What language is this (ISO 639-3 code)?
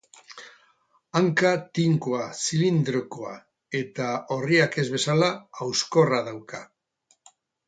eus